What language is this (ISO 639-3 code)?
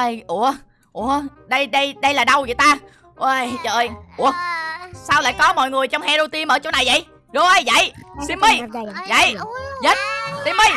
vie